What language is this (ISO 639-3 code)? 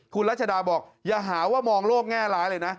tha